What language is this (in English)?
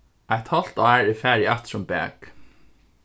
Faroese